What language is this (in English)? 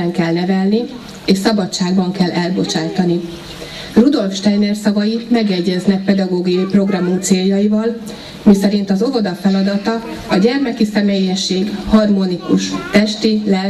Hungarian